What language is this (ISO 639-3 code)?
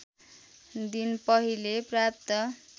nep